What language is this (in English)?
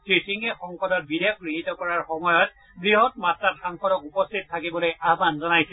Assamese